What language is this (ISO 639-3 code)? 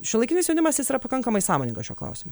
lit